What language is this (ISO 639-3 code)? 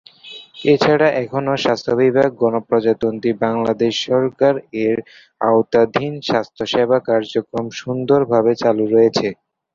ben